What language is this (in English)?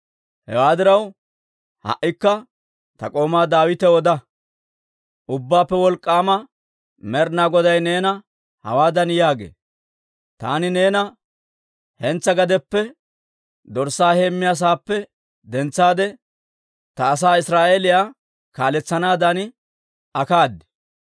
Dawro